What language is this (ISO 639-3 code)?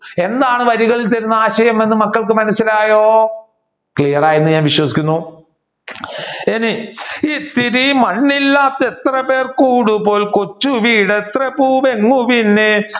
mal